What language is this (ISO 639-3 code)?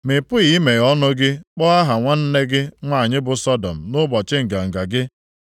ibo